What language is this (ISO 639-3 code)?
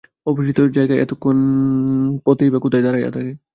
ben